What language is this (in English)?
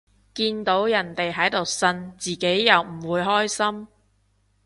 Cantonese